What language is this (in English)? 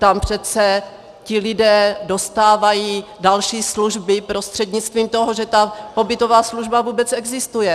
Czech